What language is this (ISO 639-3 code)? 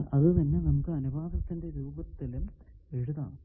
mal